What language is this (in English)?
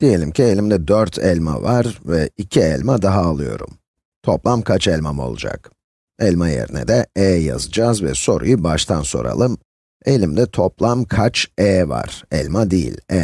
Turkish